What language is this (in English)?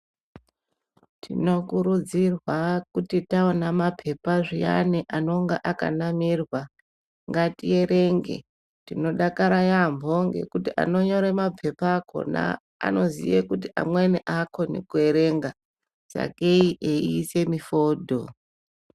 Ndau